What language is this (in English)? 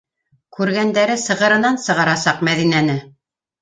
Bashkir